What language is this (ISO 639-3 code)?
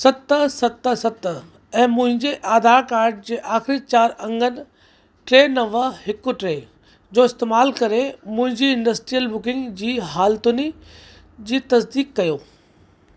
snd